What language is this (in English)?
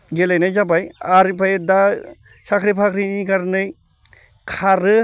Bodo